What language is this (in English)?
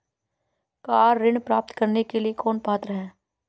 Hindi